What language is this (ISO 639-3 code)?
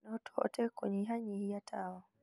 kik